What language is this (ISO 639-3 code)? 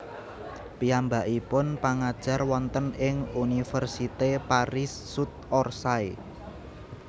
jav